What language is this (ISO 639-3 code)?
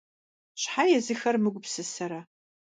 kbd